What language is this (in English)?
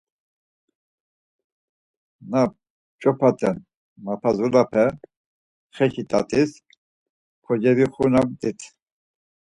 Laz